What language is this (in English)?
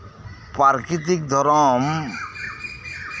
Santali